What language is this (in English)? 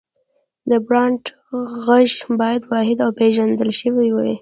Pashto